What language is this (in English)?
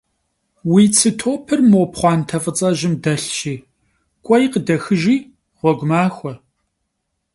Kabardian